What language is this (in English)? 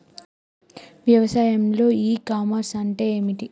Telugu